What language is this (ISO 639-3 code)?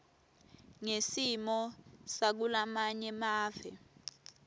ssw